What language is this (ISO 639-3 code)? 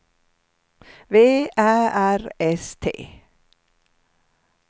swe